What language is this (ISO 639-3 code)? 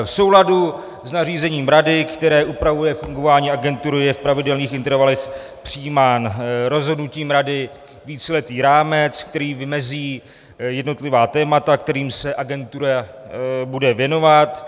ces